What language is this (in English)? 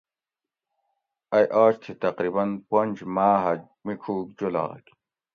Gawri